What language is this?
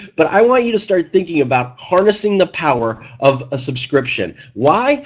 English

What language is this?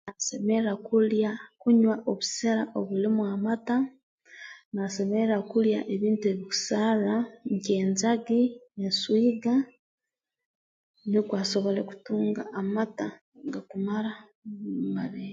Tooro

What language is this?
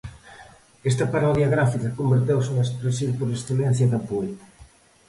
Galician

